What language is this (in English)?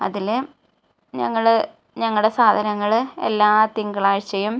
Malayalam